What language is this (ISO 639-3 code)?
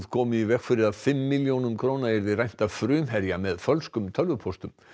isl